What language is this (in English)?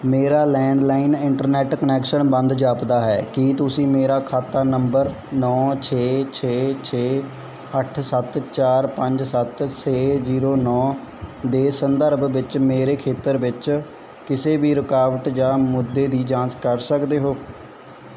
Punjabi